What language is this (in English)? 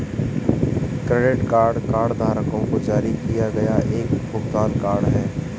Hindi